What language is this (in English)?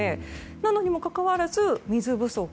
Japanese